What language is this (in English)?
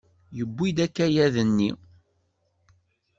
Kabyle